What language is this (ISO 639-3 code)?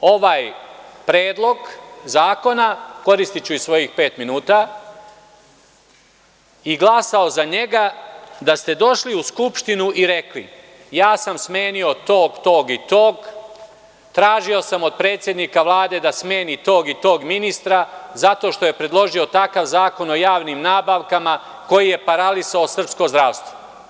srp